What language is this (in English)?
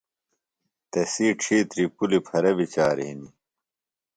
Phalura